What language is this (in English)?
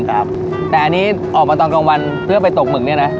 Thai